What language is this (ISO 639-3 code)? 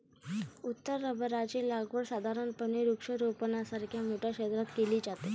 mar